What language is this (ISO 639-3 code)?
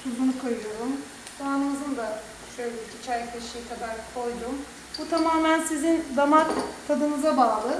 tur